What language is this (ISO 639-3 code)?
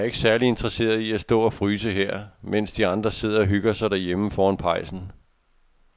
dan